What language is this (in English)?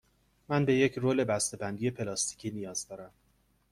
Persian